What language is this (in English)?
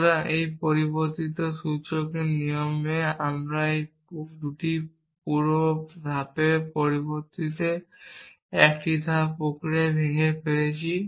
Bangla